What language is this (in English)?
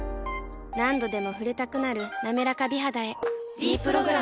Japanese